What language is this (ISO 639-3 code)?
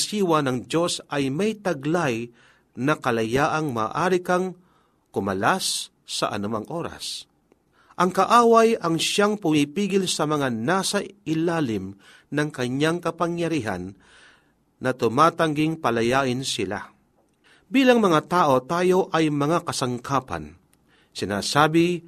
fil